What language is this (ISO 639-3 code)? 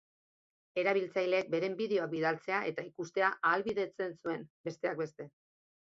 eus